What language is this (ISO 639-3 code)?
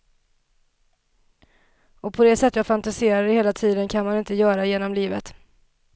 swe